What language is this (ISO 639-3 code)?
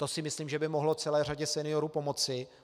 ces